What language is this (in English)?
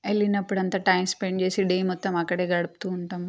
Telugu